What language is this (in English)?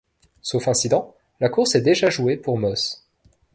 French